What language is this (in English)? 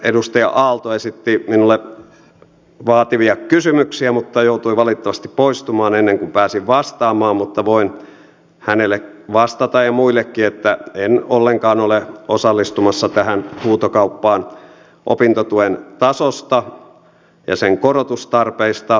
Finnish